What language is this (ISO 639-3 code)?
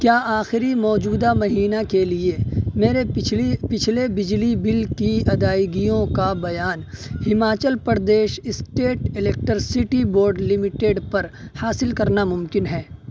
urd